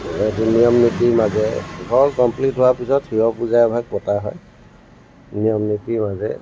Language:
Assamese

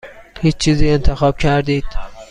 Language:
Persian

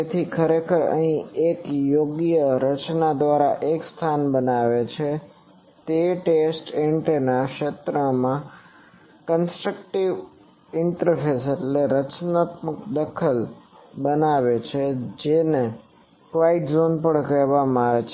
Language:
Gujarati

